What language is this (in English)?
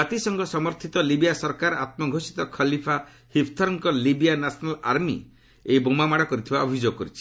Odia